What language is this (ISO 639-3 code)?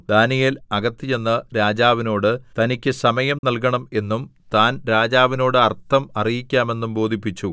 mal